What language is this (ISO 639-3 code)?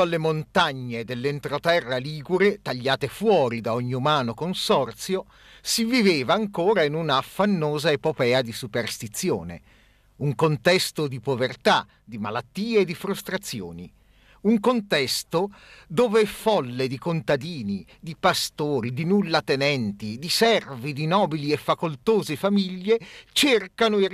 ita